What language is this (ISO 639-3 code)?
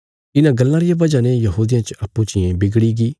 kfs